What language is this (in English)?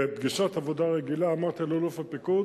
Hebrew